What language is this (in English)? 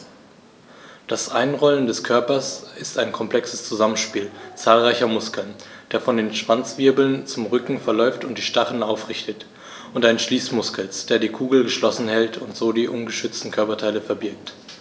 German